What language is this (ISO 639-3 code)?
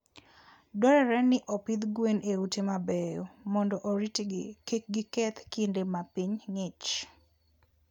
luo